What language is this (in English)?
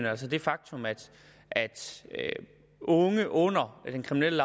Danish